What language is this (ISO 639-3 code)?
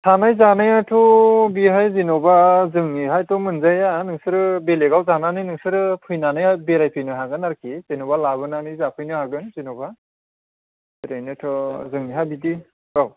brx